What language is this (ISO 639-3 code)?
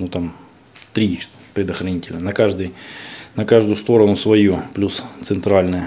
rus